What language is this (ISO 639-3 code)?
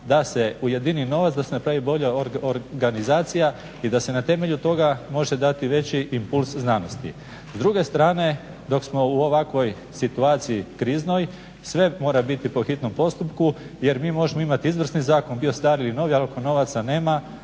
hrv